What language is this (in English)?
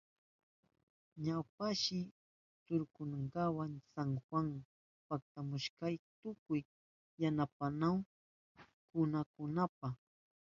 Southern Pastaza Quechua